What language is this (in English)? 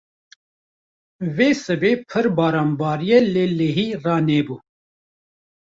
Kurdish